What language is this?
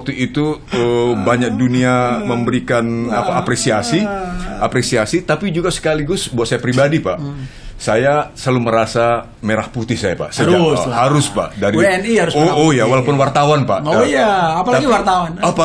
Indonesian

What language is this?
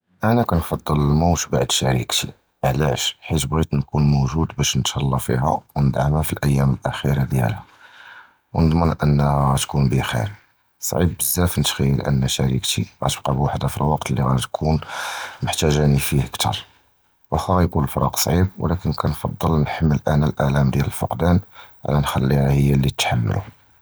Judeo-Arabic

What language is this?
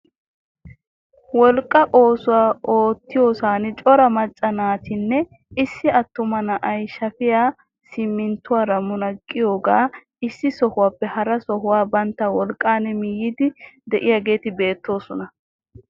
Wolaytta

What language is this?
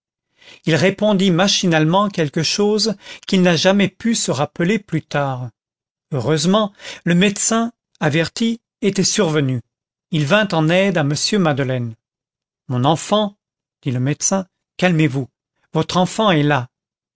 French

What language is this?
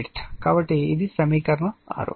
Telugu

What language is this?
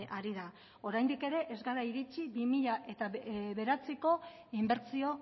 Basque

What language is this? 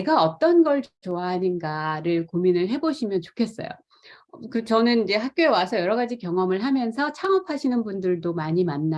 Korean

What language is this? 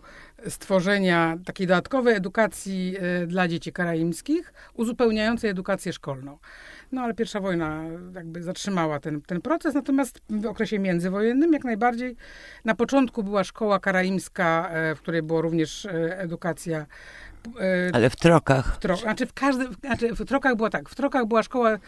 Polish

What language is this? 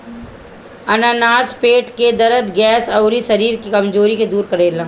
Bhojpuri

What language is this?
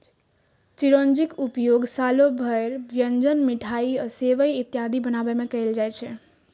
Maithili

